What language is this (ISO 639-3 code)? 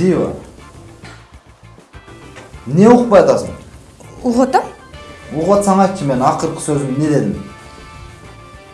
kor